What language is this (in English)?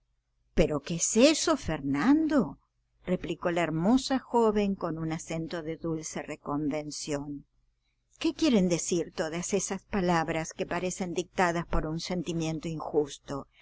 Spanish